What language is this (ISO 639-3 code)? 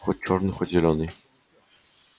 rus